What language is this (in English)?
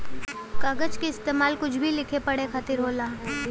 Bhojpuri